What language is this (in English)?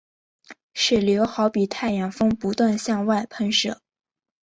Chinese